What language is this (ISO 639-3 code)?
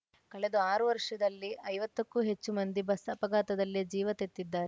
kan